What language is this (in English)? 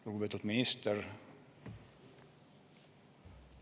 Estonian